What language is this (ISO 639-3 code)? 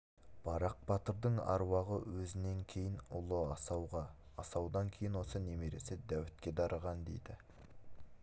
kaz